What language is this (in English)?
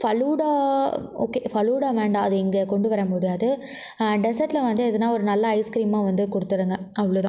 Tamil